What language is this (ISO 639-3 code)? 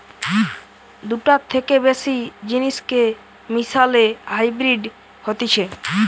ben